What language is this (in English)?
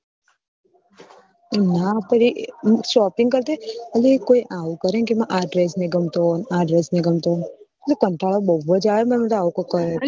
Gujarati